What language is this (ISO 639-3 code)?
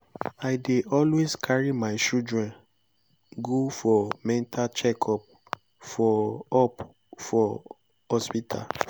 pcm